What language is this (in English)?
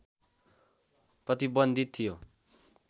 Nepali